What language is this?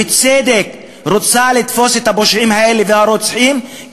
Hebrew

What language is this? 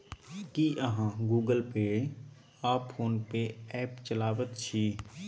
Maithili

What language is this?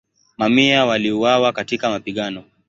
Swahili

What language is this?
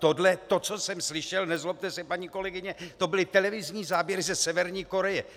Czech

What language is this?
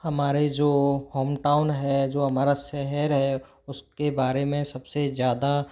Hindi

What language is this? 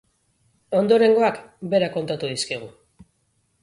Basque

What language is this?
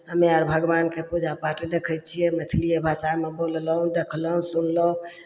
Maithili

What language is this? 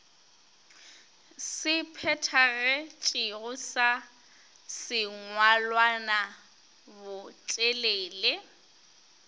Northern Sotho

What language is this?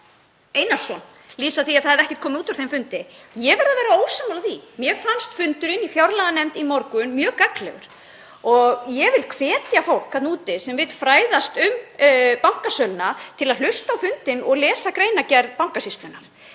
Icelandic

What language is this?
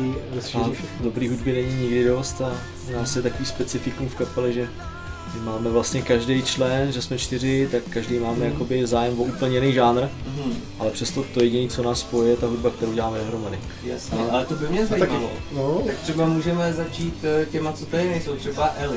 Czech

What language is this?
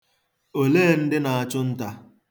Igbo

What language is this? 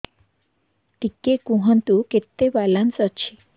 Odia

